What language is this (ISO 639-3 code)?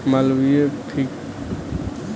bho